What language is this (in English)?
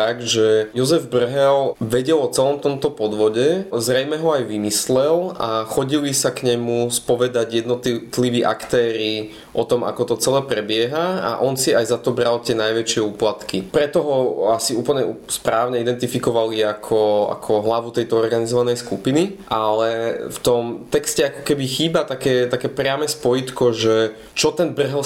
Slovak